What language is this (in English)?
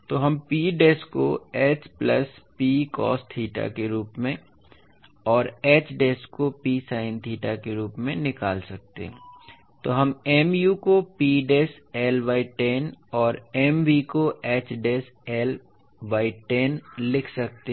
Hindi